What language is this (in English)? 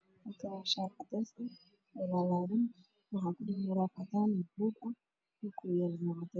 Somali